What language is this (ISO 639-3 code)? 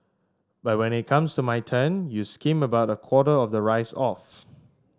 eng